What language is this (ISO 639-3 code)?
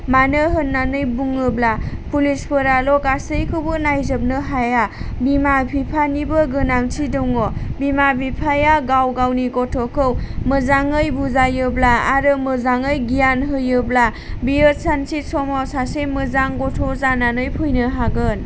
brx